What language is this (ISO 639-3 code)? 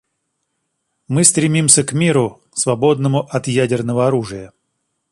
rus